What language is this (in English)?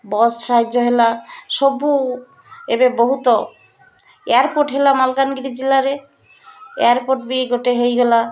Odia